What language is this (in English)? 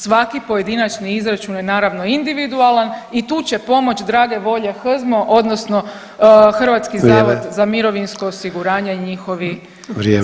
Croatian